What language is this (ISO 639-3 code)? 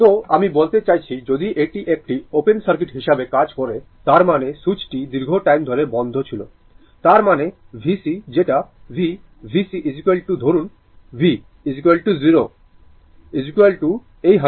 ben